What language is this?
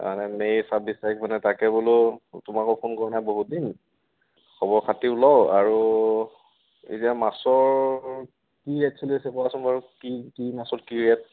Assamese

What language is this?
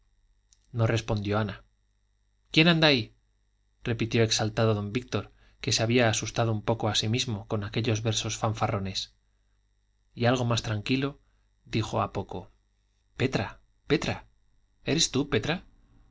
Spanish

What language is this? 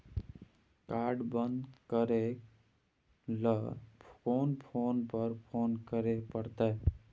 Maithili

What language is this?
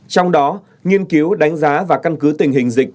Vietnamese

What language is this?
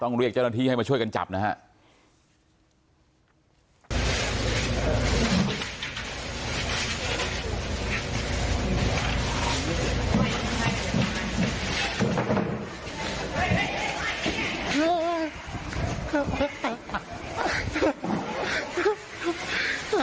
Thai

